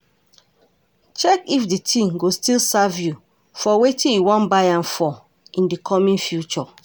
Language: Nigerian Pidgin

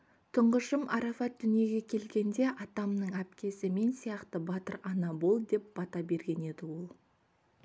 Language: Kazakh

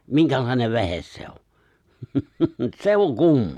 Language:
Finnish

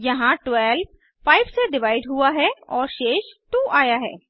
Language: Hindi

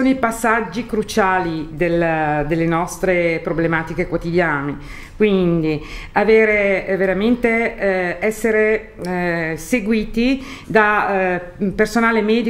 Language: Italian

